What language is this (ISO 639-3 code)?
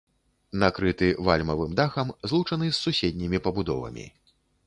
bel